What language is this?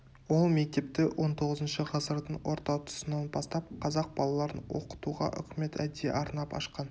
Kazakh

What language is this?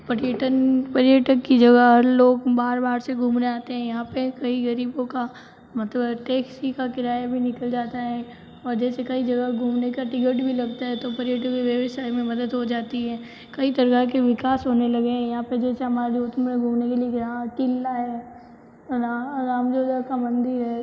Hindi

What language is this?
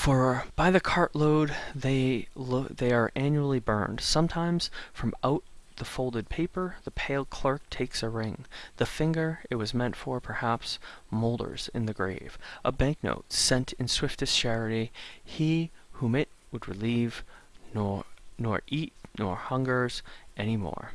English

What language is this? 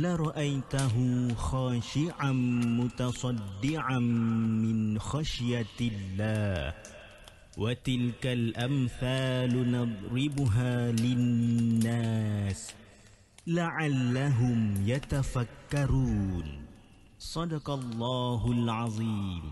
Malay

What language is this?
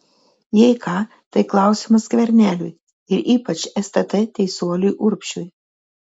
Lithuanian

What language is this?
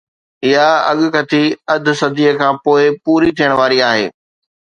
Sindhi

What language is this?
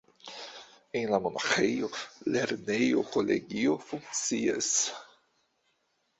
Esperanto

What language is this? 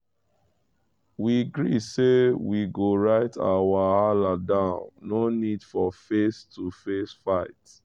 Nigerian Pidgin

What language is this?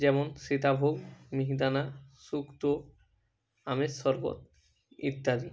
Bangla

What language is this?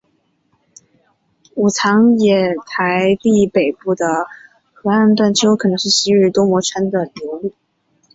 Chinese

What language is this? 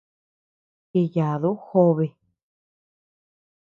Tepeuxila Cuicatec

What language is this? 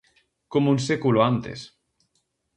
Galician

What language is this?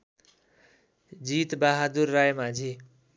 Nepali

